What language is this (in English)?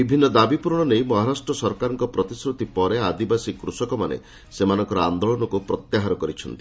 Odia